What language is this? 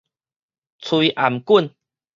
Min Nan Chinese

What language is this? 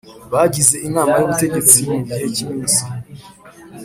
Kinyarwanda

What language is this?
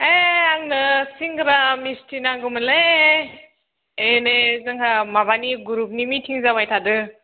Bodo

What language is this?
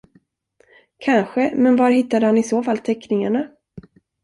Swedish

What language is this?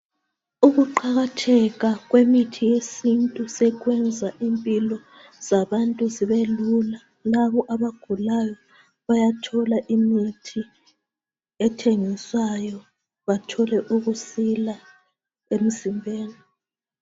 North Ndebele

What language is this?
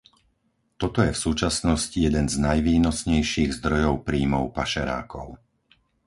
Slovak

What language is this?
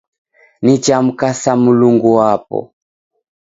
Taita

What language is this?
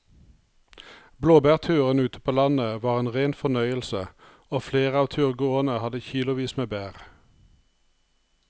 Norwegian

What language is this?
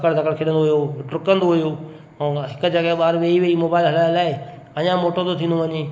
Sindhi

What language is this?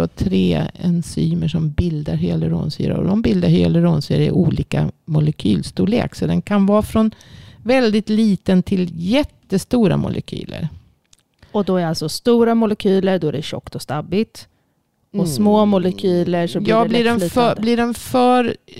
Swedish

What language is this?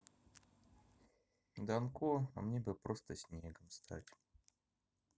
Russian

